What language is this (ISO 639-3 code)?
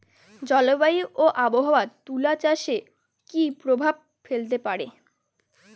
ben